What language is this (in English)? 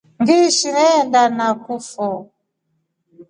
Rombo